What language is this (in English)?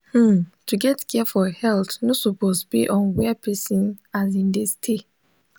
Nigerian Pidgin